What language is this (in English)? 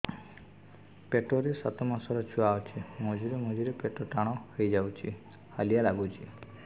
Odia